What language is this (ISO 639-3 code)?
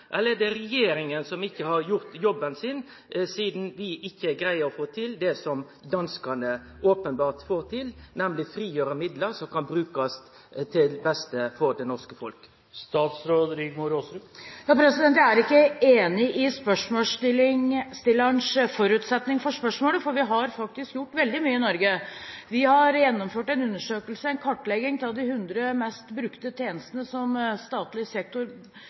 nor